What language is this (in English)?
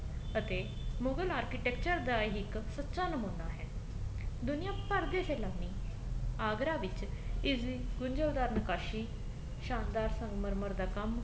Punjabi